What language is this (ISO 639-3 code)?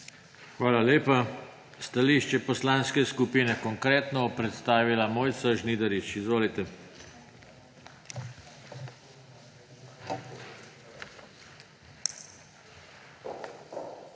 slv